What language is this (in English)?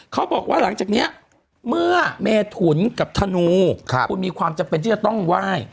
Thai